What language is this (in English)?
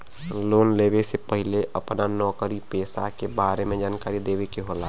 Bhojpuri